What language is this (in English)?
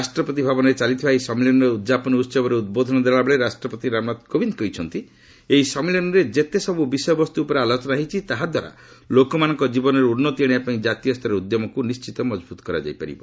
Odia